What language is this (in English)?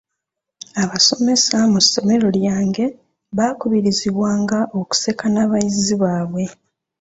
Ganda